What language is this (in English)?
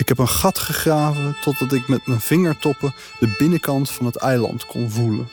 Dutch